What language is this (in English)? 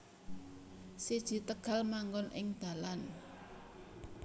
Javanese